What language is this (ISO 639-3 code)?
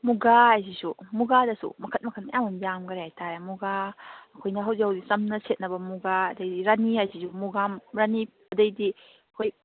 mni